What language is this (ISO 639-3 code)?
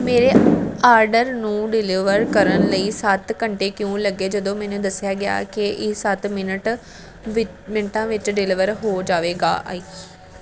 pan